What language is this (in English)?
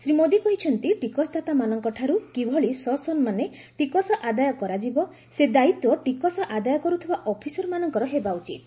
Odia